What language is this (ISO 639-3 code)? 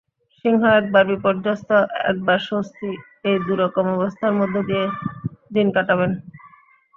ben